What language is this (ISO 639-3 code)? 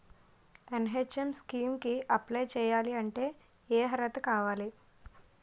tel